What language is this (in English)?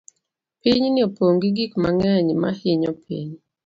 Luo (Kenya and Tanzania)